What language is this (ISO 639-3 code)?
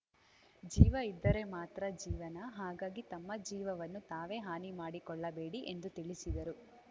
kan